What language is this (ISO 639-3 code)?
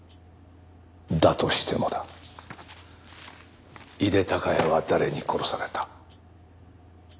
jpn